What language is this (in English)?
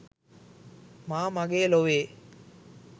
Sinhala